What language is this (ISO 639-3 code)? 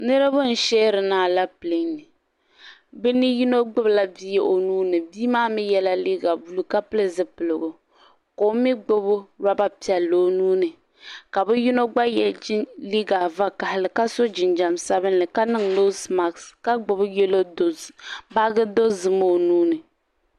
dag